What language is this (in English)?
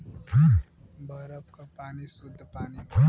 Bhojpuri